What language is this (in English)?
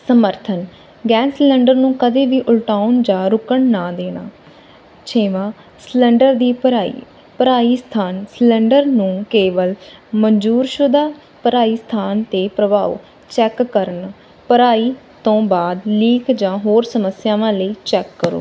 Punjabi